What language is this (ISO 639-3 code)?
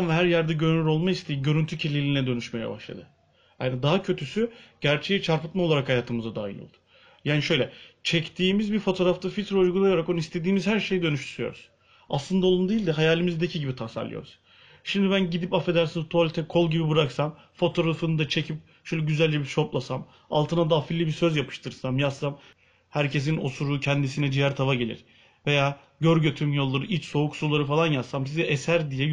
tur